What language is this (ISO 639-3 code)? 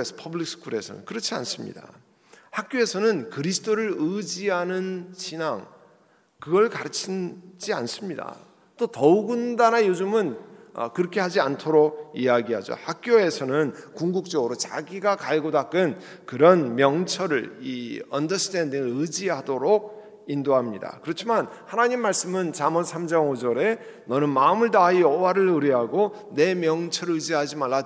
kor